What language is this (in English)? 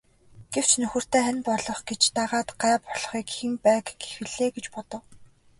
Mongolian